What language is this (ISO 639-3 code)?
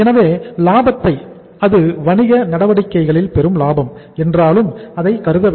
tam